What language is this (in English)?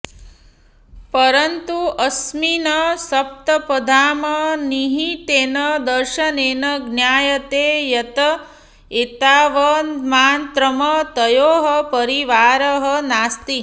Sanskrit